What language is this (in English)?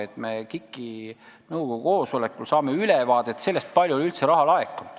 Estonian